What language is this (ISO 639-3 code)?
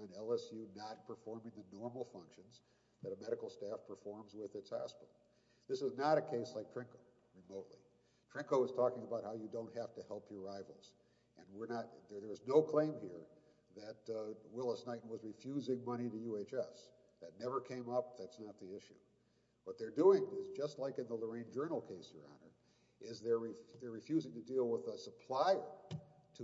eng